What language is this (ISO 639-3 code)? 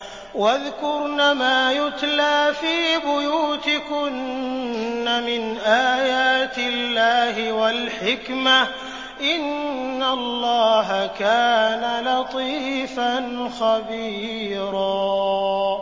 ara